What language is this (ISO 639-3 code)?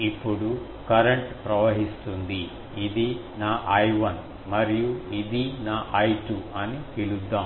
tel